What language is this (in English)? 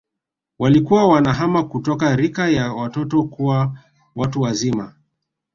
Swahili